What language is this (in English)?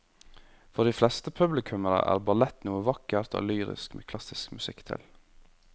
Norwegian